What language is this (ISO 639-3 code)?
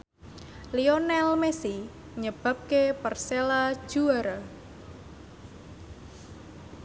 jav